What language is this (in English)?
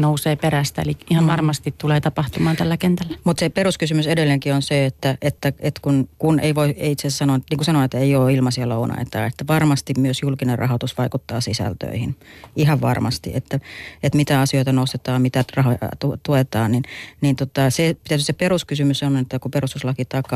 Finnish